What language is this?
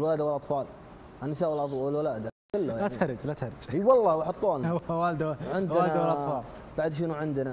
Arabic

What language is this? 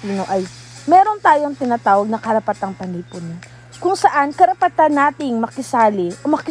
Filipino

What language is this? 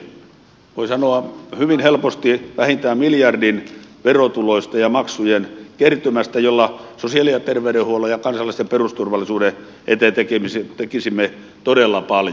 Finnish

